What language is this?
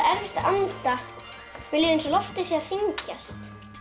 Icelandic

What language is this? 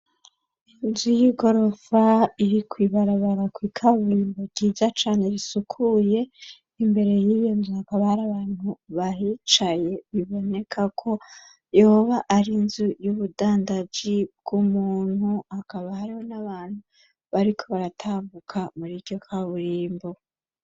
Rundi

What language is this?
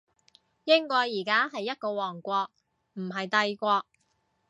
Cantonese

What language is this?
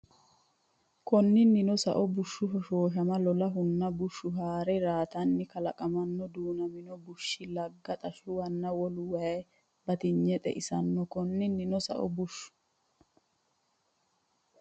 Sidamo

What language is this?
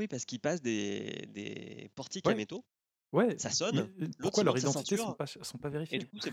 French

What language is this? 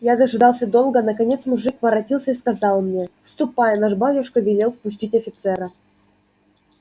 Russian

